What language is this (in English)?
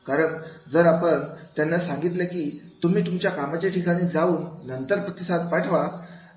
Marathi